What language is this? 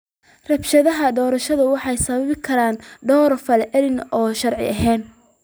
Somali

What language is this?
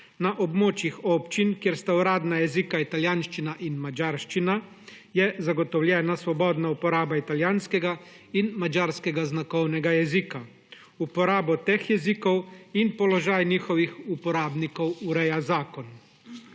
Slovenian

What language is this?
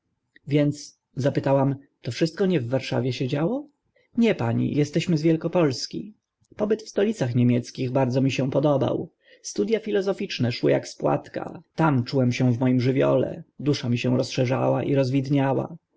Polish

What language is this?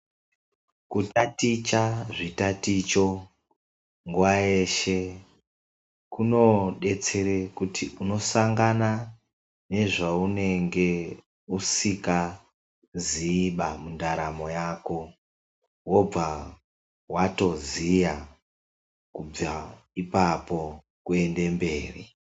Ndau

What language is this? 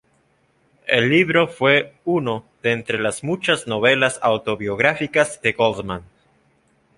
Spanish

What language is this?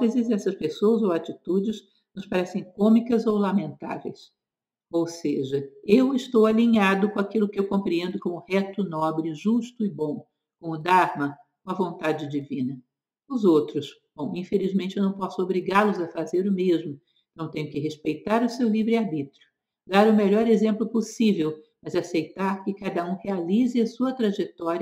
Portuguese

